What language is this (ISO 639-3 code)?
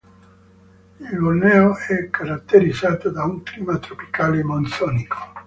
ita